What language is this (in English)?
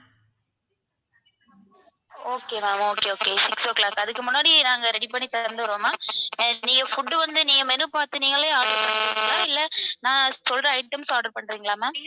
Tamil